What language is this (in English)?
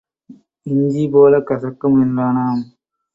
Tamil